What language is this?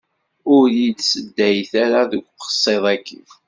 Kabyle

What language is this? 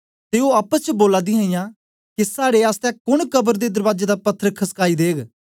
Dogri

